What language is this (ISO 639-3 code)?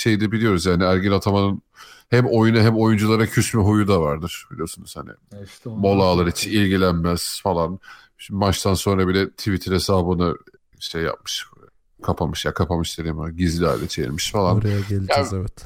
tur